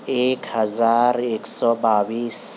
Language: Urdu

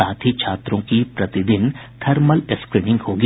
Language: Hindi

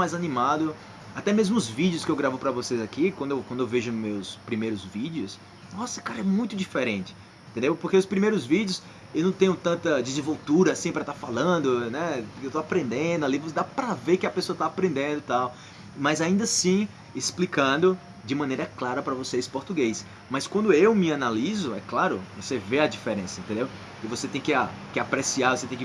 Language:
Portuguese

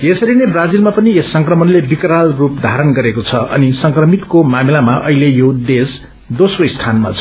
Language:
Nepali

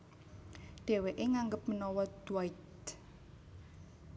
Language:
Javanese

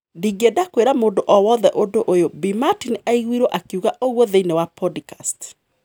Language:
Kikuyu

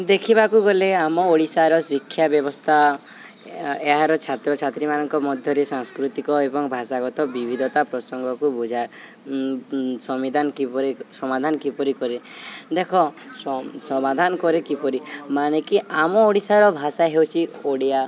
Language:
Odia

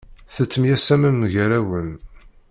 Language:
Kabyle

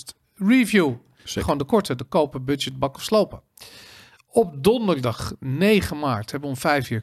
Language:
Dutch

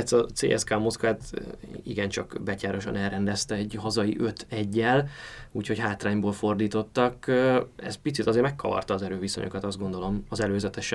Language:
Hungarian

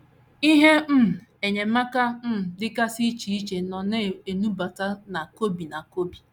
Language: Igbo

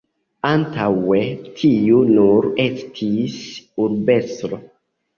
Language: Esperanto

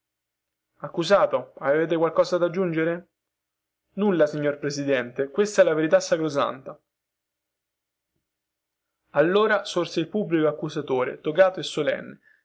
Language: Italian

